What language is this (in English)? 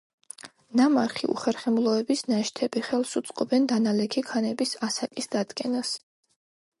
Georgian